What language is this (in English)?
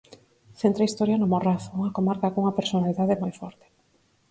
Galician